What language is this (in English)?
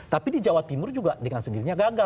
Indonesian